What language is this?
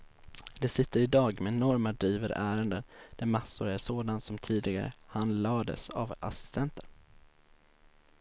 Swedish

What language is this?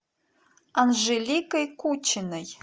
Russian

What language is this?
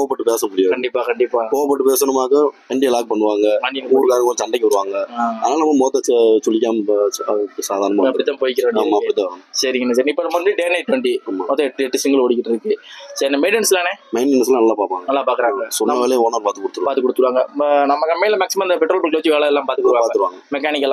Tamil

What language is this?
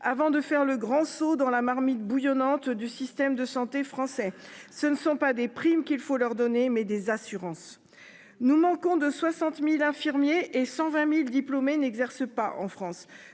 French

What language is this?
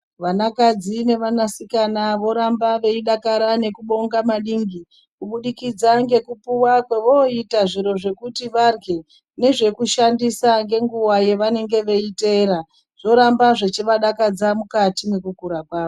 Ndau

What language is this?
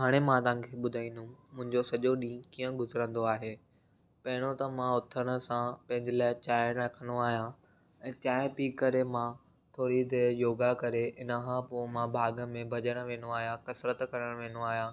Sindhi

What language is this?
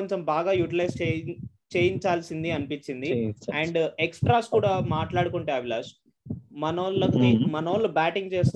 Telugu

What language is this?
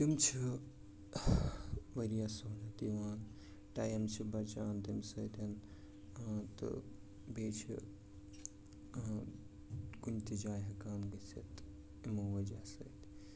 Kashmiri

